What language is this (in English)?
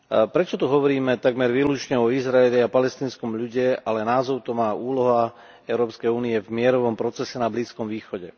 Slovak